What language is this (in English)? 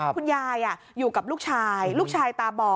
Thai